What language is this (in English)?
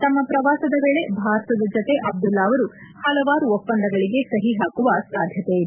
Kannada